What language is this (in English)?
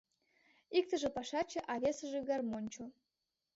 Mari